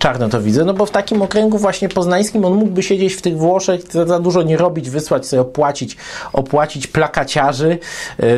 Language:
Polish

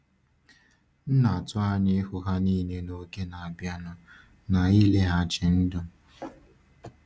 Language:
Igbo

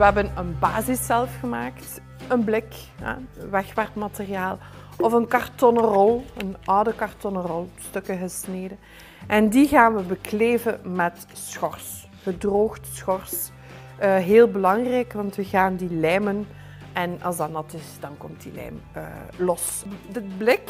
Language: Dutch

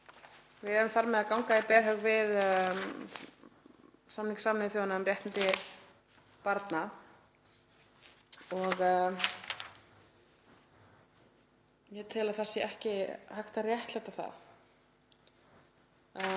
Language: Icelandic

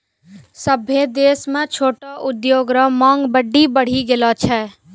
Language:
Maithili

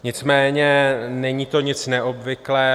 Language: Czech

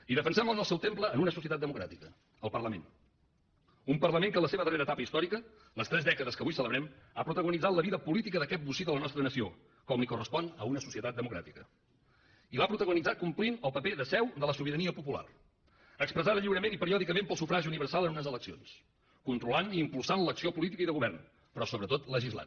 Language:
Catalan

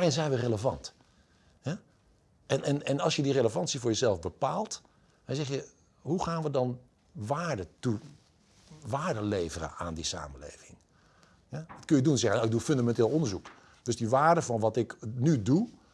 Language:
Dutch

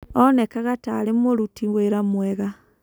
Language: Kikuyu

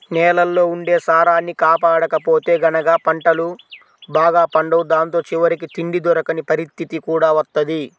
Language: Telugu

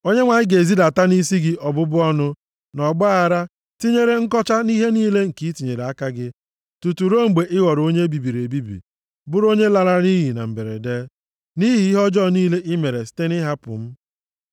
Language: Igbo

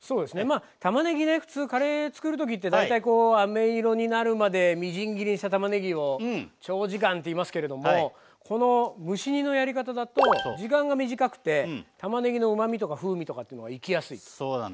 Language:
Japanese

